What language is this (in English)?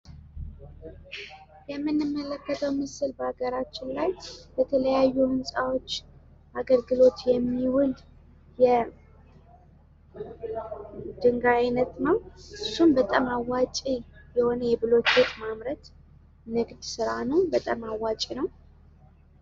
Amharic